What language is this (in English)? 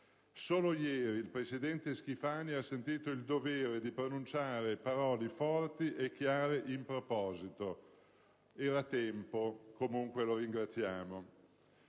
Italian